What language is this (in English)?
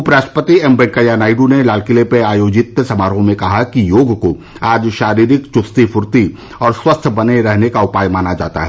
Hindi